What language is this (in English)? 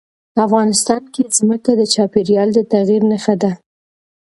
Pashto